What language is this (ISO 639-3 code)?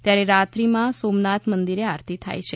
guj